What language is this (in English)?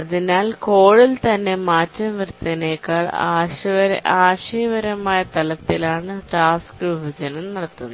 Malayalam